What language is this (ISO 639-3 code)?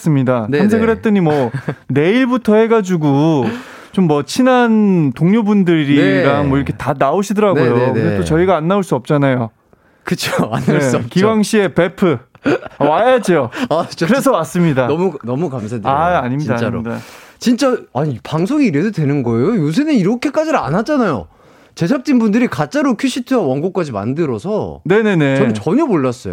kor